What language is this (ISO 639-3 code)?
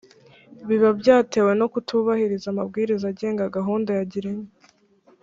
kin